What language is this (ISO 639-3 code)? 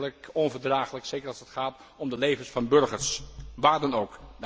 nld